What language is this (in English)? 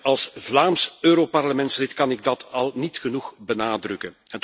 Dutch